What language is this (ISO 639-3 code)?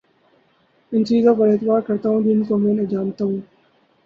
urd